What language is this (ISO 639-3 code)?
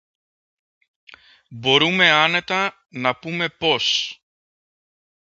ell